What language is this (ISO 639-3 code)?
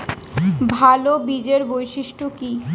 ben